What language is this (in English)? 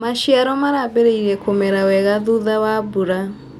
Kikuyu